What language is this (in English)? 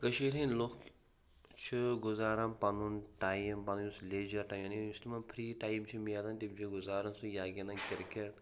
Kashmiri